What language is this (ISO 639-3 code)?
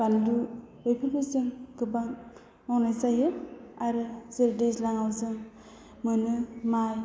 brx